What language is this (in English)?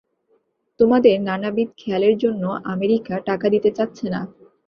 Bangla